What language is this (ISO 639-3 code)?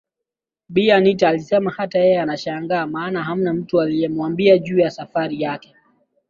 swa